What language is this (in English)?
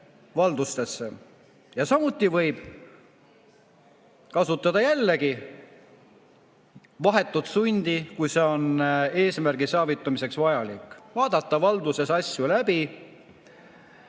Estonian